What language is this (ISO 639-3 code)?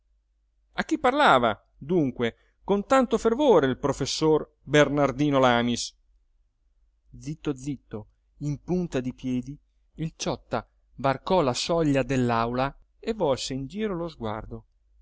ita